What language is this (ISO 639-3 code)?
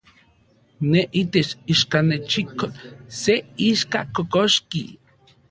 ncx